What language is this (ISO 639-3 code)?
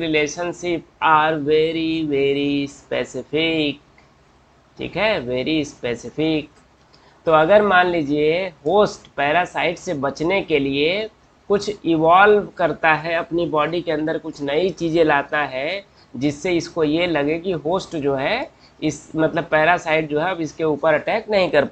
hin